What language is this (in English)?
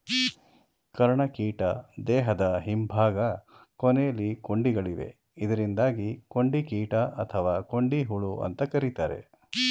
Kannada